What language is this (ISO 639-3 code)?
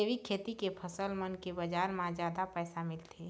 hne